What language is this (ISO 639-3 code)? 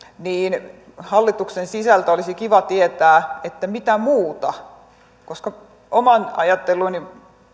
fin